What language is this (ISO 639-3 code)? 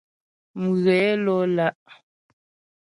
bbj